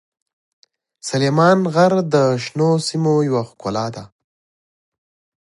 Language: Pashto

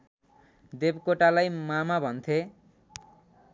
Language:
Nepali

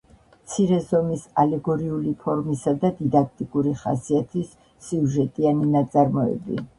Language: Georgian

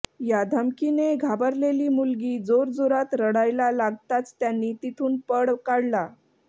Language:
Marathi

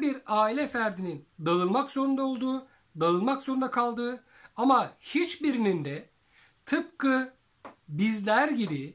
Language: Turkish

